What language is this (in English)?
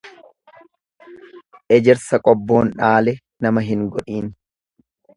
Oromo